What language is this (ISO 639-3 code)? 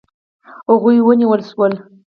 pus